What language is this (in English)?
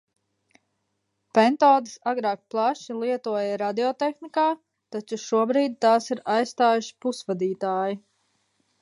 Latvian